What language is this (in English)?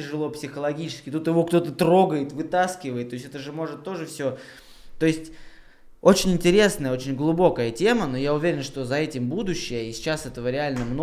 Russian